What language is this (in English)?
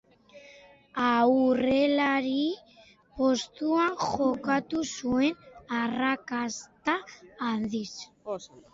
Basque